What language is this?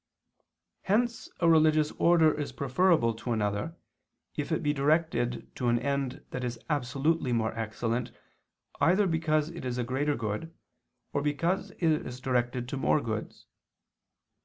English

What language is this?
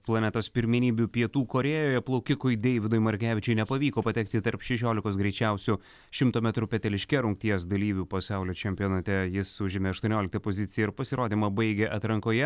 Lithuanian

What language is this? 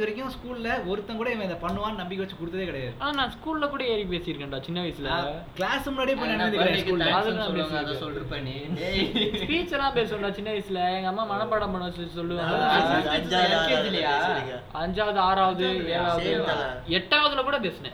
Tamil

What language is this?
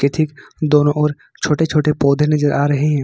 Hindi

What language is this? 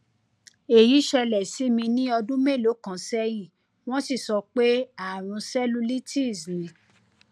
Yoruba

